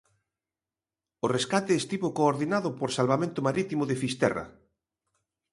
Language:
Galician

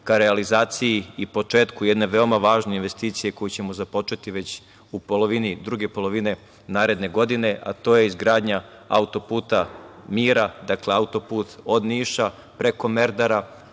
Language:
Serbian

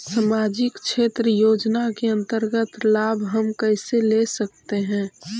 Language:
Magahi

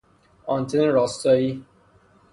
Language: Persian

